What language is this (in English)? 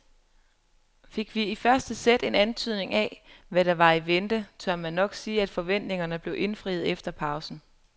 Danish